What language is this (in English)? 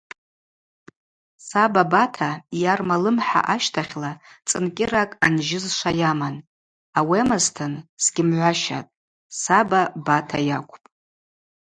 Abaza